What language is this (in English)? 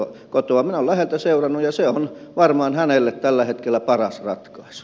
Finnish